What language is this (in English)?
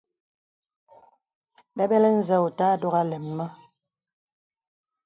Bebele